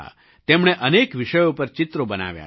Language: Gujarati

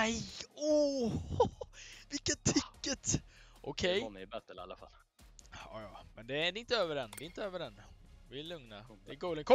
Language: Swedish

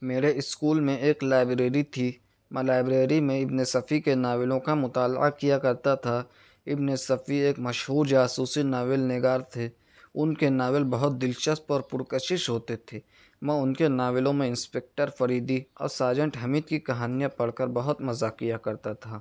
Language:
Urdu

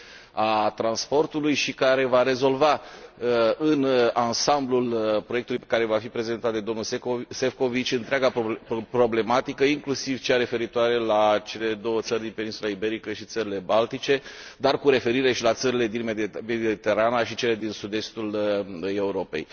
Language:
Romanian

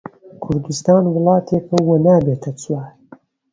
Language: Central Kurdish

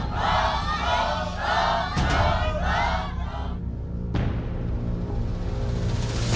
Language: Thai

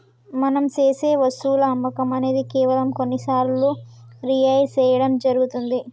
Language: Telugu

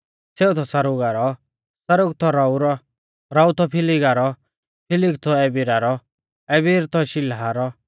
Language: Mahasu Pahari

